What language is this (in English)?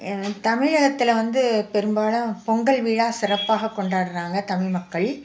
Tamil